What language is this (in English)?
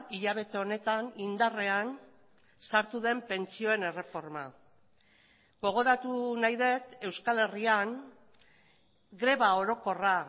Basque